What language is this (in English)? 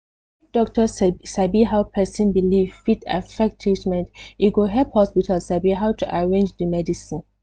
Nigerian Pidgin